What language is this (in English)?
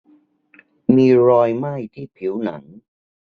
Thai